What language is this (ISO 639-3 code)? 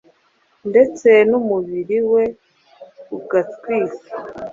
kin